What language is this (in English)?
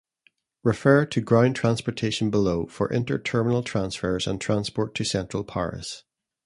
English